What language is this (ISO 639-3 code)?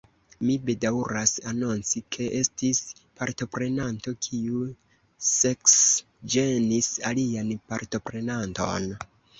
epo